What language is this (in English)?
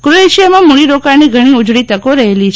Gujarati